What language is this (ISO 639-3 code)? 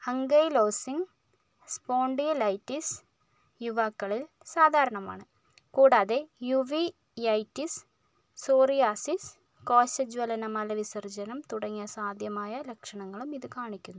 mal